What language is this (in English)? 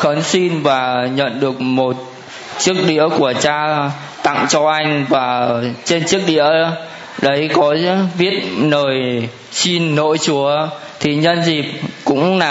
Vietnamese